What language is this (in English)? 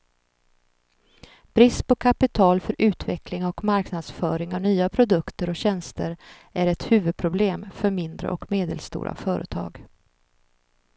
Swedish